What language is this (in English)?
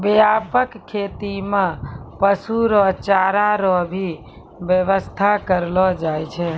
Maithili